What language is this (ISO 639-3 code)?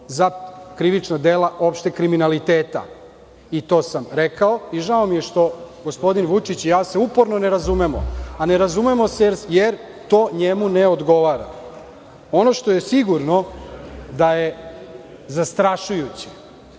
srp